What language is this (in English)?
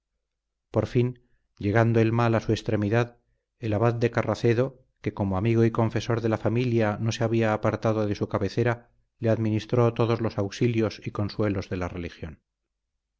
Spanish